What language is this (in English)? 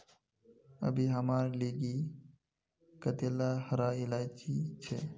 Magahi